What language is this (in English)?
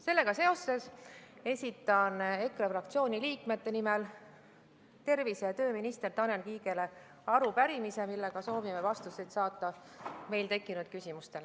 Estonian